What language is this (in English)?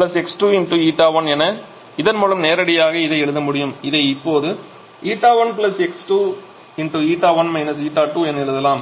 Tamil